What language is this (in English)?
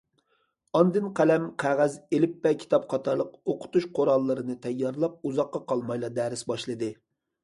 Uyghur